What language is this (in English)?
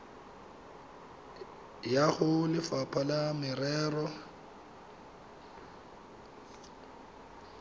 Tswana